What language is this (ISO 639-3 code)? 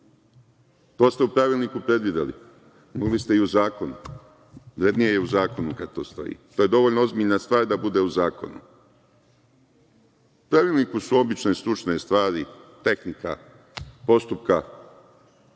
srp